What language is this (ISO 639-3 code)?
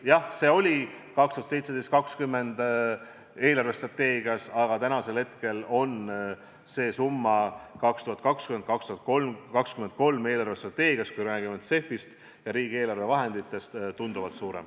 est